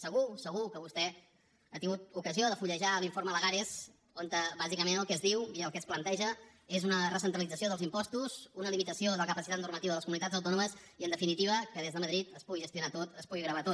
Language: Catalan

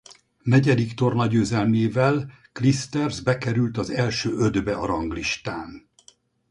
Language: Hungarian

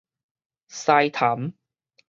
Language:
Min Nan Chinese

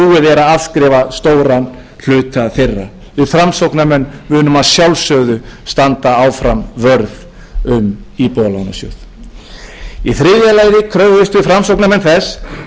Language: Icelandic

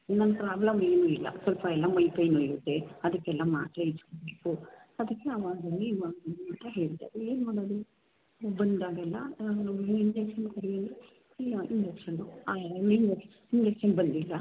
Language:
Kannada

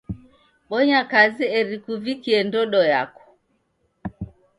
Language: Taita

